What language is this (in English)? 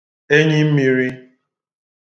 Igbo